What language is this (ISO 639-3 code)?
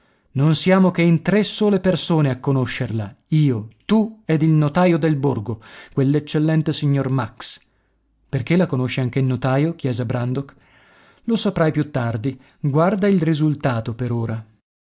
ita